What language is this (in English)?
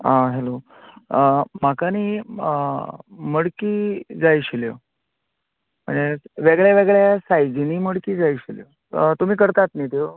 Konkani